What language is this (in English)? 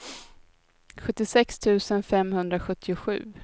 Swedish